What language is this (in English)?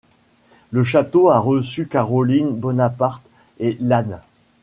French